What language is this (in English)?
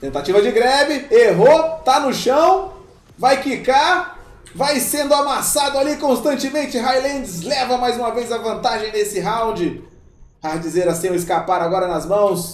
Portuguese